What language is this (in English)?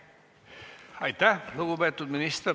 Estonian